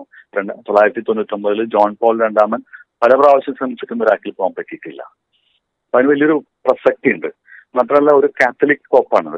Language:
Malayalam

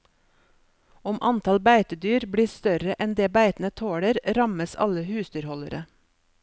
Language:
Norwegian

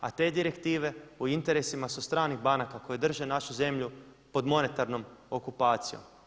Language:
Croatian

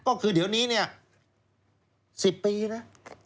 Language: Thai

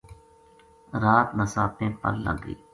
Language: Gujari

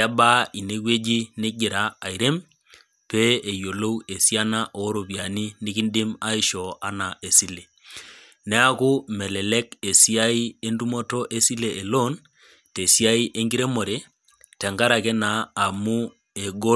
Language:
Masai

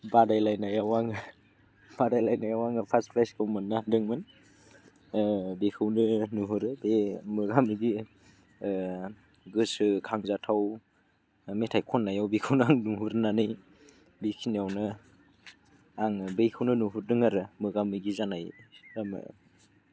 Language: Bodo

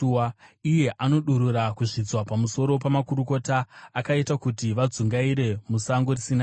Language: Shona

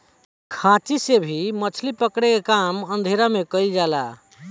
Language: Bhojpuri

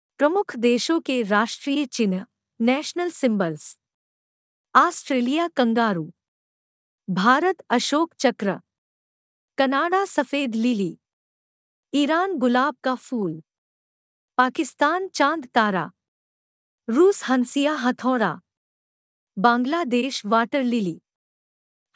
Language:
Hindi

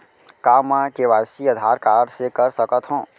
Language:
Chhattisgarhi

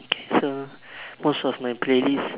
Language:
English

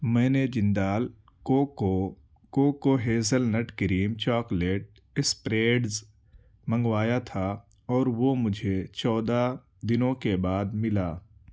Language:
Urdu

